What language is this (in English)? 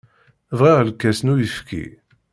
Kabyle